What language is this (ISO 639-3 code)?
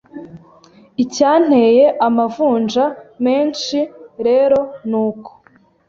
kin